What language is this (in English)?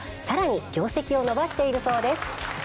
Japanese